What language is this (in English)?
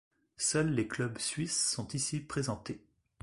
French